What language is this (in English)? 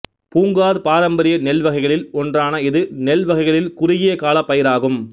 Tamil